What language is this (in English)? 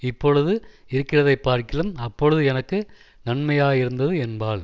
Tamil